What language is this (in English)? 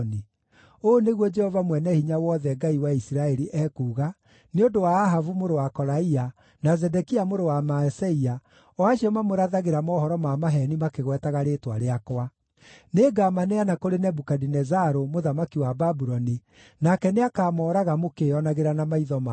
Kikuyu